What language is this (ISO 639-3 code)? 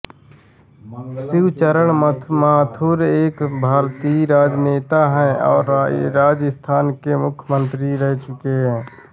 hin